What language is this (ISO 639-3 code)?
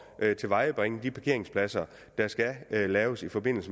dan